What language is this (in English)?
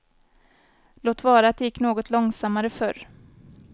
Swedish